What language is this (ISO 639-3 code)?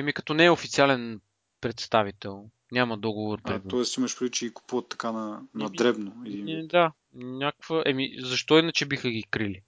bul